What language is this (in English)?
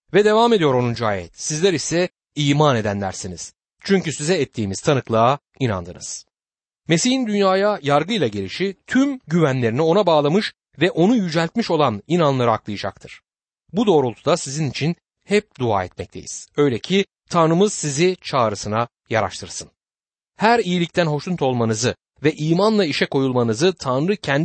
Turkish